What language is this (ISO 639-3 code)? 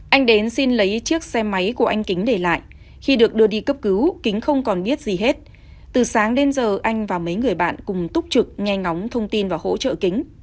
vie